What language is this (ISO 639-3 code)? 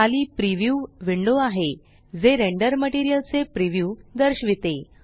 mar